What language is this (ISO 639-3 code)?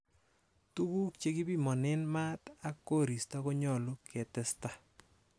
kln